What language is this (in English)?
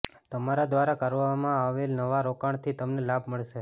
Gujarati